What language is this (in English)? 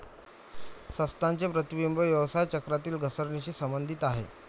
Marathi